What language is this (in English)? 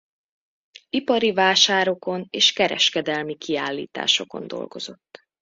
Hungarian